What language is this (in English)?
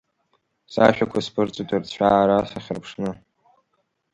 Abkhazian